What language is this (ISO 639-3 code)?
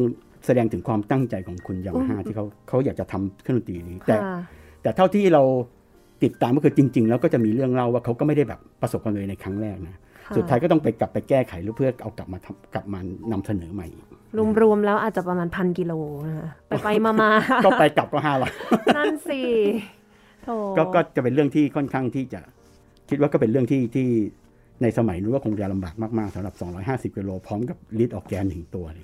tha